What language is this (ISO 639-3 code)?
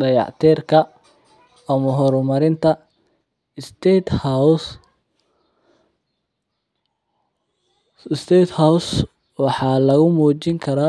som